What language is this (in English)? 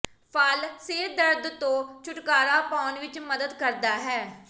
Punjabi